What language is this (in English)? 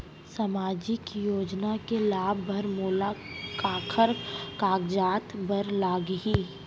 Chhattisgarhi